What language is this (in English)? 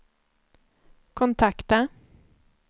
Swedish